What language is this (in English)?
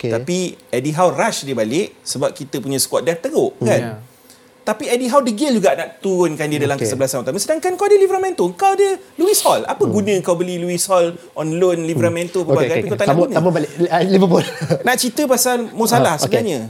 Malay